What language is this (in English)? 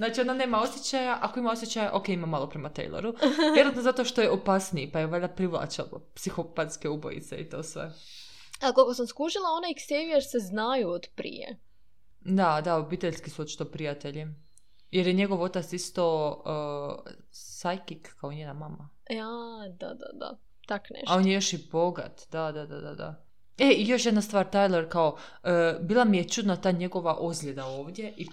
Croatian